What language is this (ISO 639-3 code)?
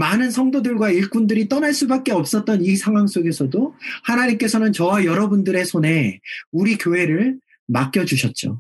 kor